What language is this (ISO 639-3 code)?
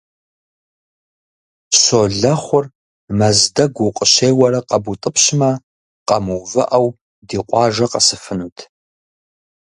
kbd